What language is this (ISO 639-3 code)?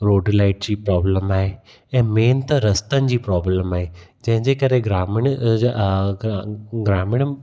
snd